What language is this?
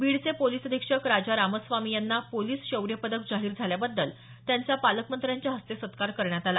Marathi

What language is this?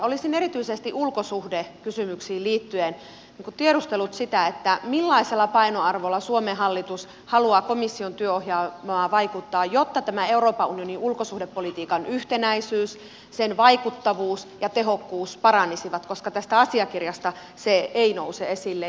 Finnish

